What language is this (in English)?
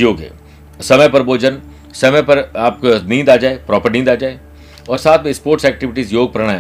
Hindi